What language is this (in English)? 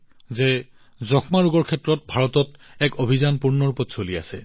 Assamese